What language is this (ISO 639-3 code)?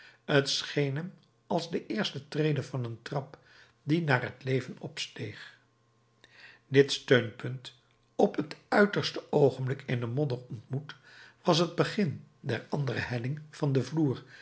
nld